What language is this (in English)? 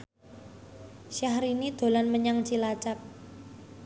Javanese